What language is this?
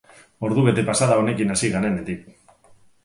Basque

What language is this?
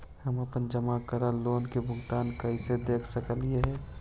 Magahi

